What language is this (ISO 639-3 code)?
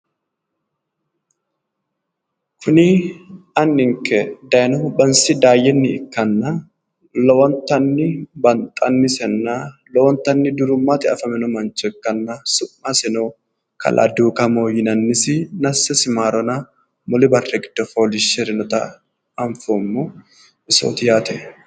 sid